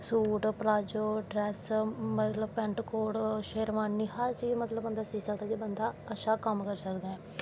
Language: Dogri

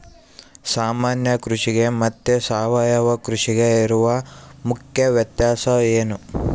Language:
Kannada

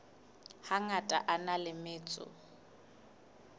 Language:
Southern Sotho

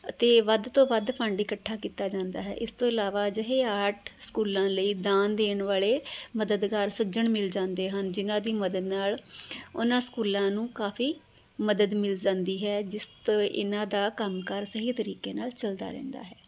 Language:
Punjabi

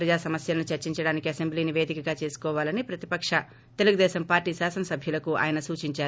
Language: Telugu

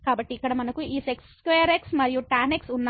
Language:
Telugu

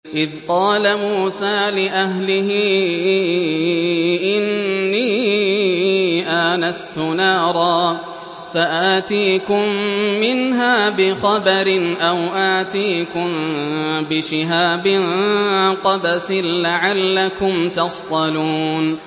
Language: Arabic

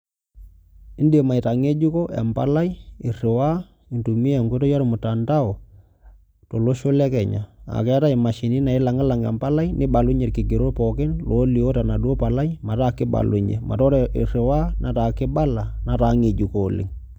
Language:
Masai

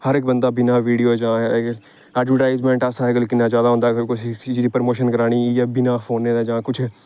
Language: Dogri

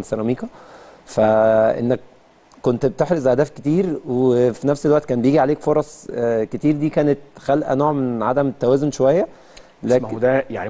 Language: Arabic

